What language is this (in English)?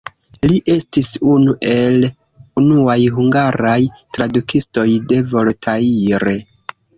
Esperanto